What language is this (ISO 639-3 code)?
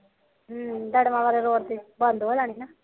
pan